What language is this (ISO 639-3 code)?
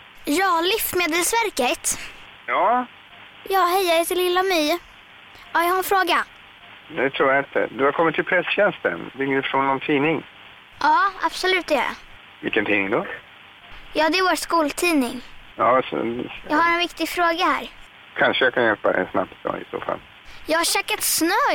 swe